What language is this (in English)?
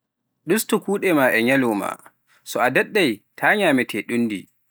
Pular